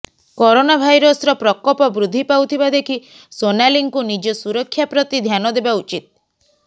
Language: Odia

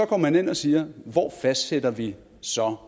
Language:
Danish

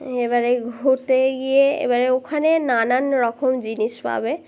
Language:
Bangla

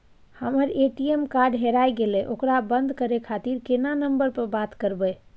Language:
Maithili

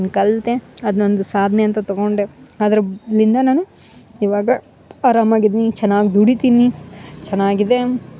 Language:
Kannada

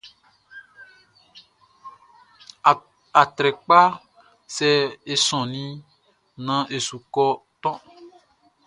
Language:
Baoulé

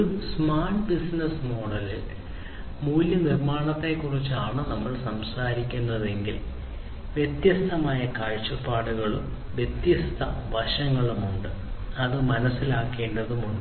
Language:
Malayalam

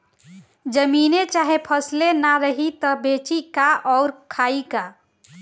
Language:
Bhojpuri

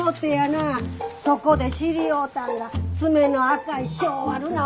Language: Japanese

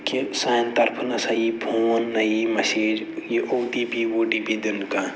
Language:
Kashmiri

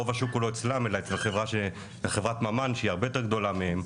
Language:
Hebrew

